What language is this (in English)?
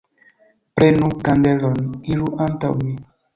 Esperanto